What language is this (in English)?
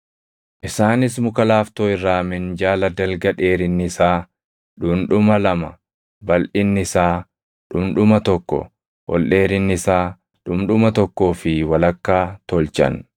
Oromo